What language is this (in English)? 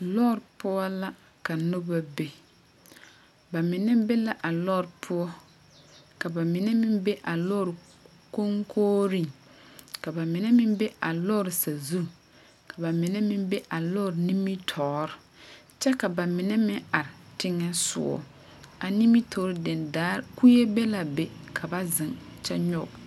Southern Dagaare